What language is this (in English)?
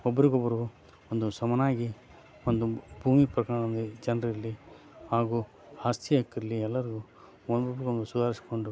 Kannada